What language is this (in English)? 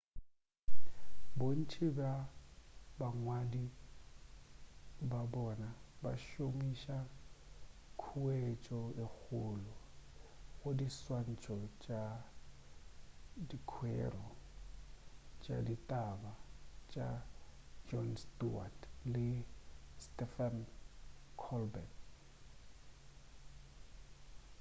Northern Sotho